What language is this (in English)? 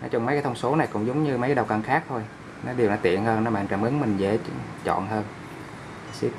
Vietnamese